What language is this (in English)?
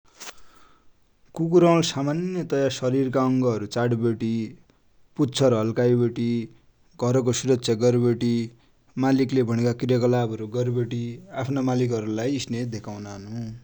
Dotyali